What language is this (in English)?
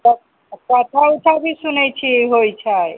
Maithili